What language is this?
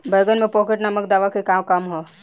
Bhojpuri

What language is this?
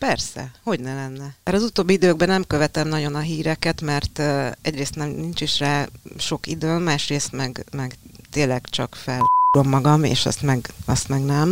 Hungarian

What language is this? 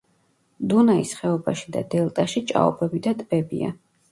Georgian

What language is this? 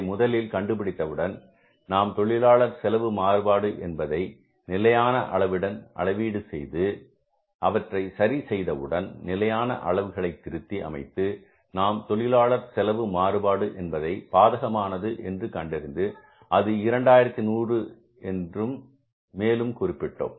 Tamil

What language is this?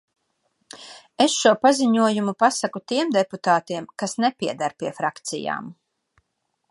Latvian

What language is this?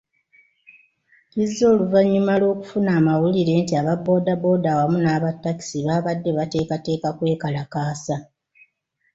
Ganda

